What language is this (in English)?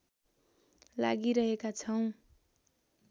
Nepali